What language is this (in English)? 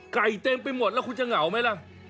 Thai